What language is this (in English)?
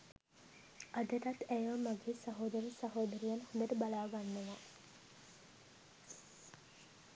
Sinhala